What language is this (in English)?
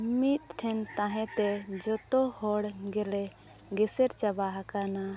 Santali